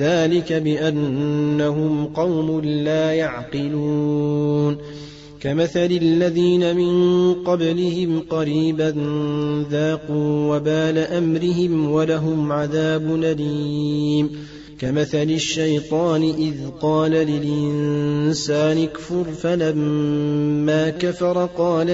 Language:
Arabic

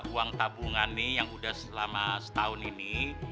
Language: Indonesian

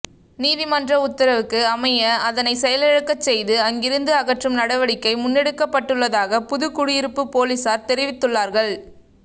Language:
Tamil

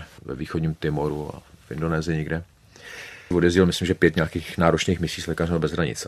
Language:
Czech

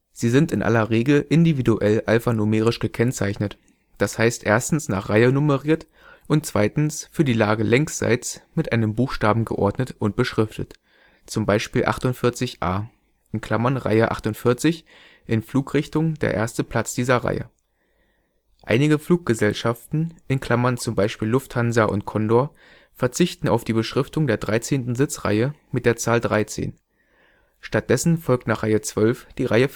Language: German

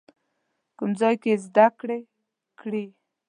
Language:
Pashto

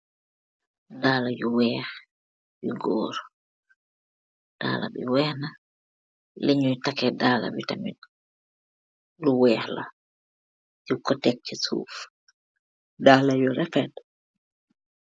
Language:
Wolof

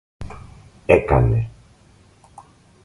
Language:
Greek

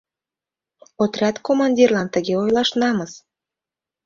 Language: Mari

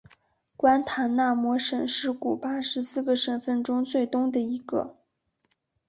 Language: Chinese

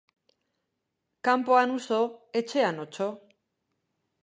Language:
Basque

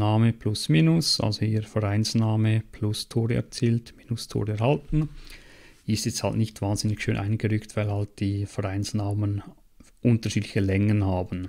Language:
German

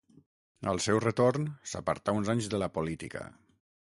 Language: Catalan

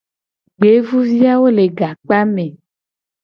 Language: Gen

